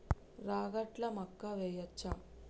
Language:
Telugu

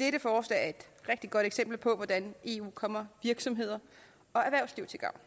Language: Danish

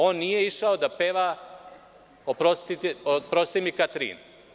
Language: Serbian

